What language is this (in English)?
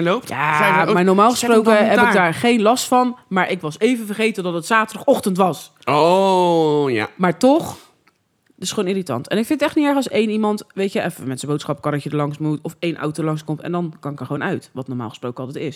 Dutch